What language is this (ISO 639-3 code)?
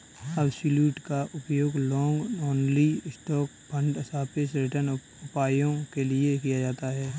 hin